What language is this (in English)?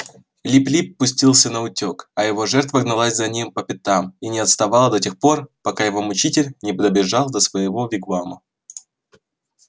Russian